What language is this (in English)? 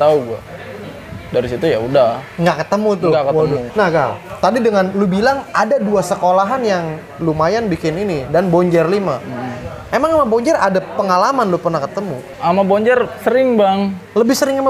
Indonesian